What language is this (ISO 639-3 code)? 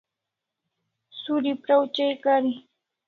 kls